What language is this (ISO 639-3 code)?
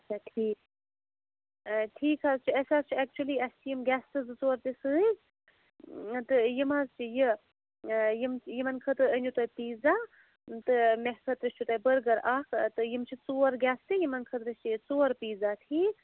kas